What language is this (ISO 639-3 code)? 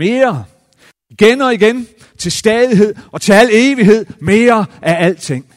dan